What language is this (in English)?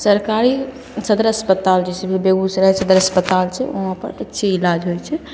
Maithili